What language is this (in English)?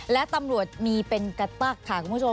Thai